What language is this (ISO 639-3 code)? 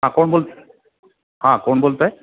mar